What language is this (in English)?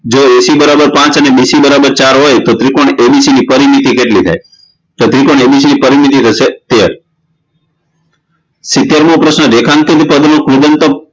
Gujarati